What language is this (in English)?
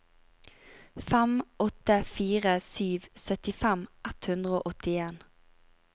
Norwegian